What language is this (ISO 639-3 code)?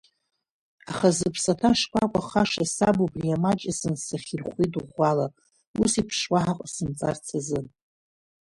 abk